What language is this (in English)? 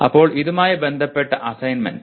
Malayalam